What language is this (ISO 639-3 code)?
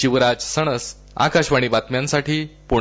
mar